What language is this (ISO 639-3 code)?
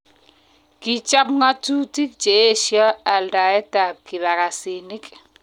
kln